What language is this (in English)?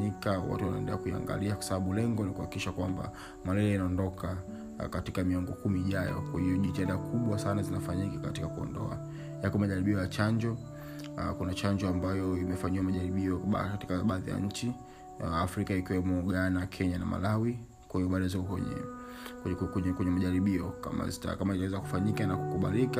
Swahili